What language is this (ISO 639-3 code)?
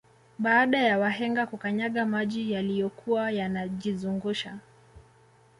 swa